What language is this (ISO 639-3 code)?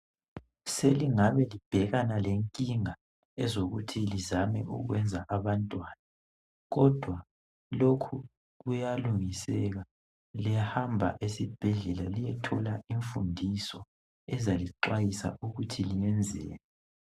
nde